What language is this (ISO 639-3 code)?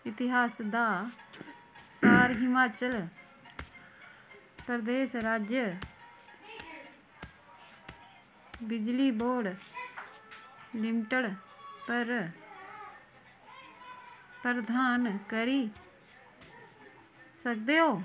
doi